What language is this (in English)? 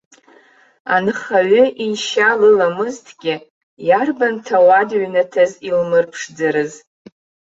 Abkhazian